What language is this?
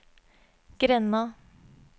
Norwegian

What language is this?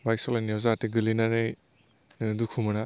Bodo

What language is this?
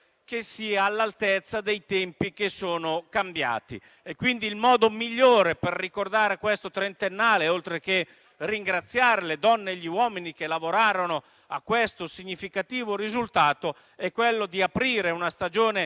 Italian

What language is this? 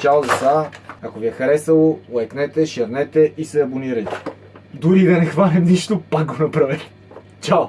Bulgarian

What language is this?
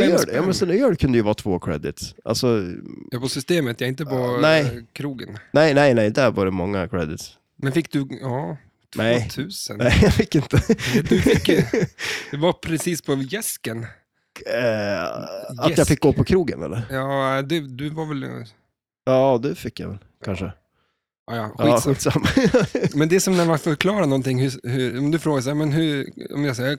Swedish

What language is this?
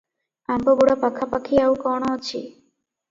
Odia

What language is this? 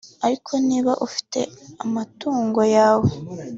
Kinyarwanda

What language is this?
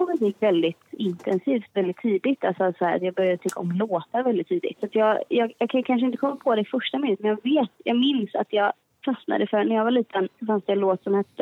Swedish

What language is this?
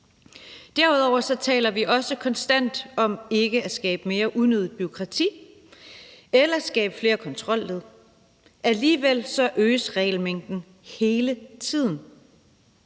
Danish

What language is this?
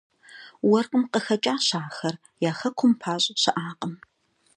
Kabardian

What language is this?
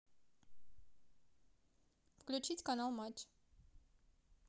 Russian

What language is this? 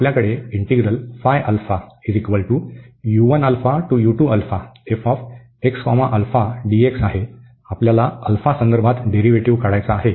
Marathi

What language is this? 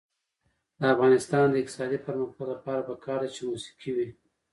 Pashto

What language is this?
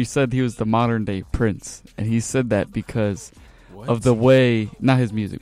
English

